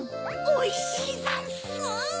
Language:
Japanese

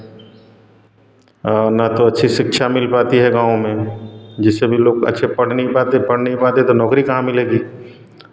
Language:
Hindi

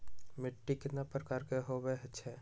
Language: Magahi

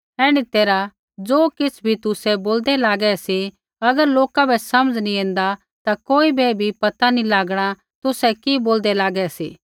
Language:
Kullu Pahari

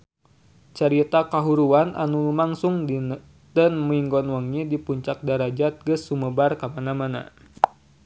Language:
Sundanese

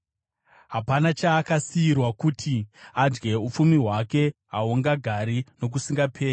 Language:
Shona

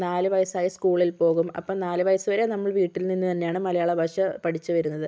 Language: Malayalam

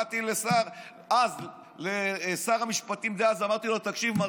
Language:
Hebrew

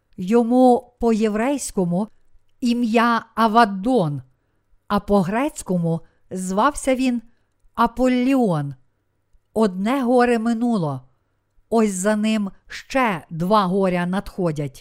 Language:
Ukrainian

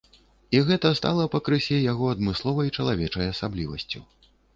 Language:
Belarusian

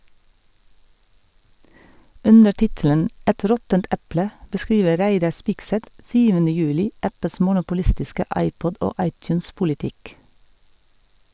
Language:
Norwegian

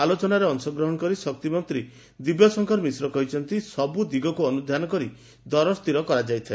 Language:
Odia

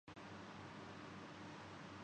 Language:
Urdu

